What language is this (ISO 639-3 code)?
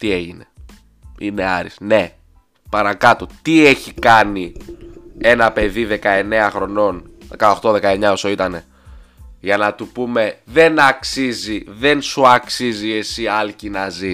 ell